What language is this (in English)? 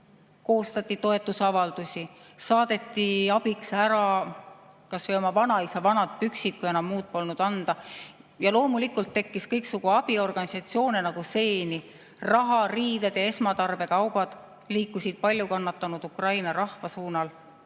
Estonian